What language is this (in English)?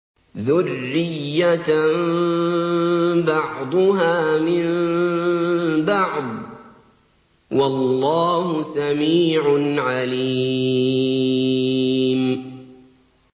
Arabic